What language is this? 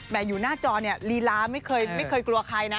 Thai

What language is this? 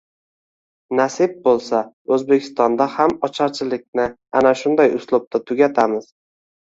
Uzbek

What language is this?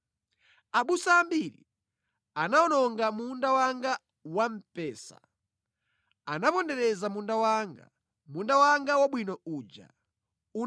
Nyanja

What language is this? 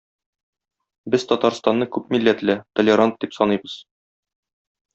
Tatar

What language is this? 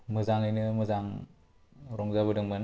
Bodo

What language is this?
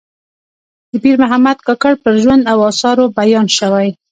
Pashto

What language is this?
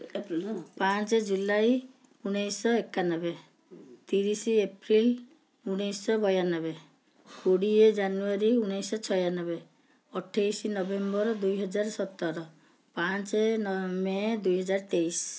Odia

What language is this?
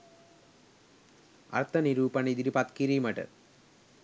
Sinhala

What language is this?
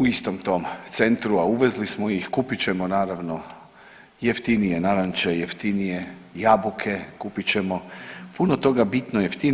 Croatian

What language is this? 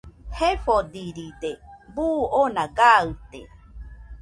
Nüpode Huitoto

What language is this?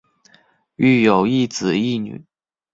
Chinese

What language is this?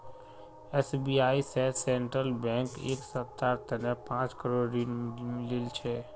Magahi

